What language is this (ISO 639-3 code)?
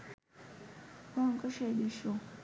ben